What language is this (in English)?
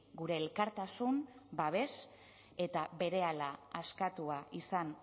Basque